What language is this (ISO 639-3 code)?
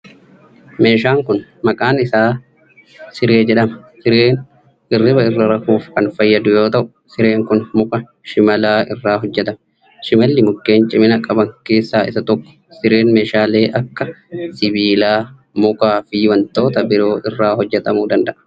orm